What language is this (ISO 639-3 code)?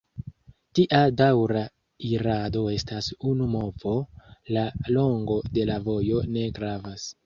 epo